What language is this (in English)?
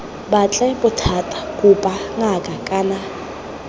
Tswana